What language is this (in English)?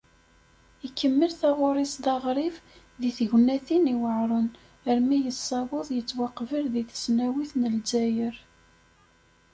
Kabyle